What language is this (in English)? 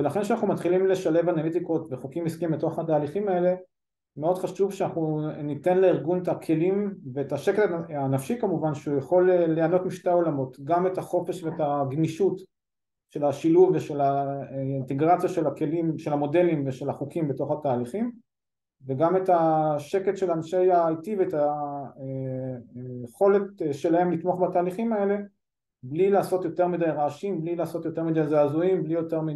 Hebrew